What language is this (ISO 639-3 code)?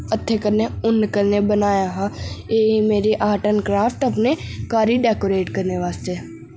doi